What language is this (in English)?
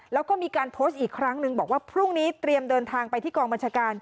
Thai